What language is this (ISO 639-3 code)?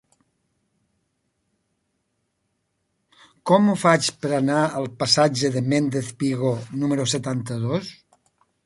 cat